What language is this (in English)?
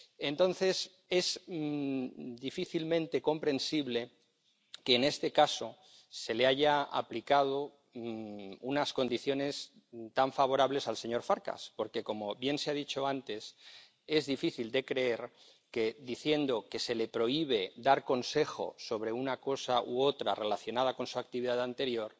Spanish